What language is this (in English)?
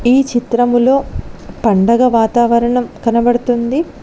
Telugu